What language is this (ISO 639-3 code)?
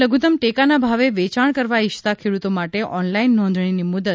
guj